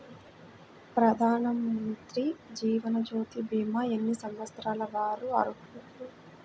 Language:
Telugu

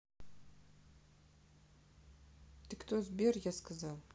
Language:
Russian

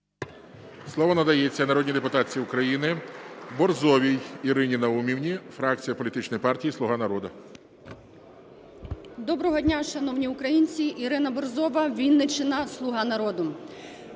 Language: Ukrainian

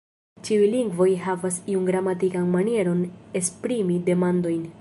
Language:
Esperanto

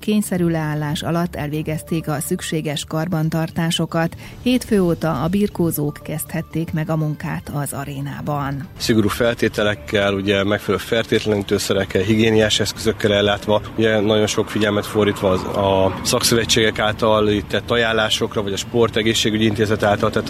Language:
Hungarian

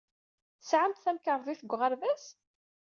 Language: Kabyle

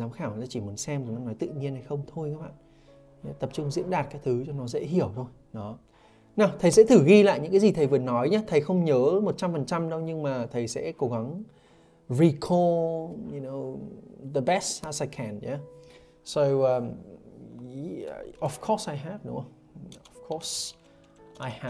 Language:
Vietnamese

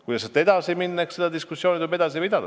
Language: Estonian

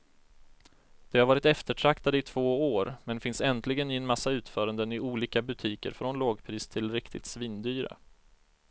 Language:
Swedish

